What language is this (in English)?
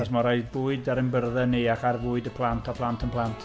Welsh